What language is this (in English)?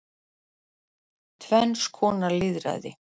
Icelandic